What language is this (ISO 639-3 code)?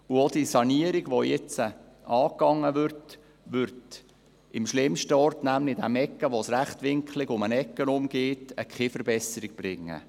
gsw